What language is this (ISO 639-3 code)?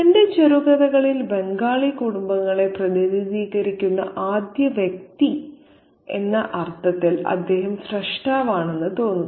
mal